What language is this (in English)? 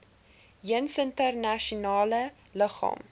Afrikaans